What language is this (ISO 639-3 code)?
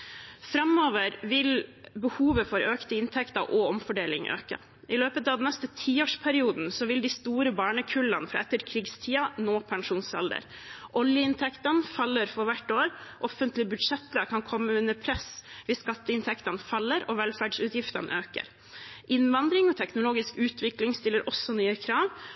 nob